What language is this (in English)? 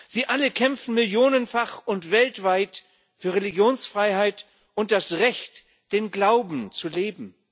German